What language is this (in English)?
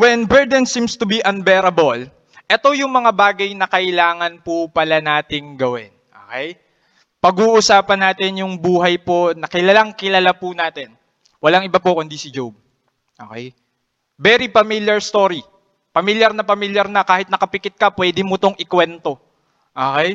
Filipino